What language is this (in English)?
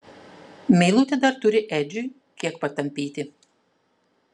Lithuanian